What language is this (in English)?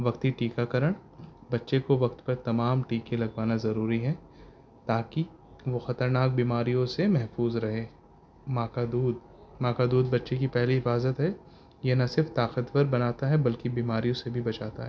Urdu